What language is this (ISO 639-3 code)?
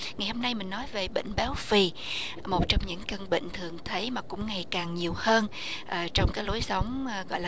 vie